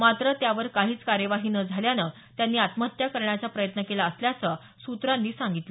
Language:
Marathi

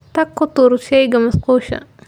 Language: Somali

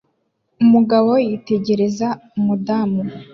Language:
Kinyarwanda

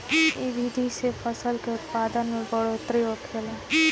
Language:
Bhojpuri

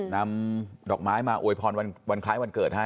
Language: Thai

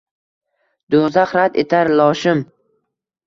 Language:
Uzbek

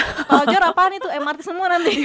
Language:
Indonesian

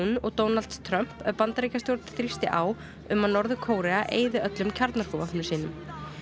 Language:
Icelandic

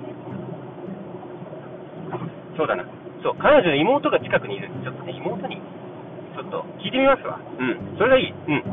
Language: Japanese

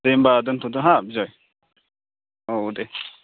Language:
Bodo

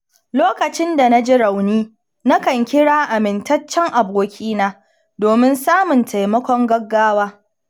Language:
Hausa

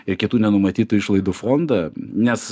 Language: Lithuanian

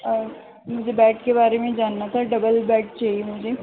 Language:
Urdu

